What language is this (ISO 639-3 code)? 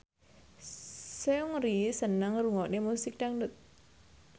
jav